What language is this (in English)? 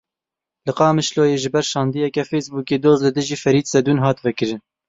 Kurdish